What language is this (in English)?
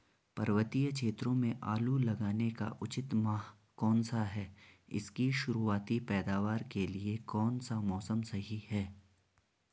Hindi